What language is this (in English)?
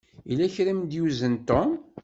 Kabyle